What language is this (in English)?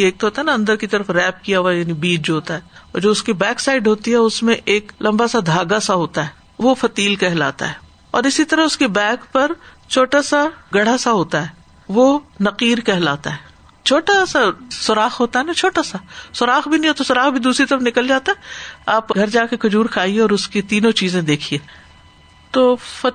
Urdu